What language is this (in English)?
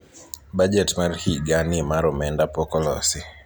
Luo (Kenya and Tanzania)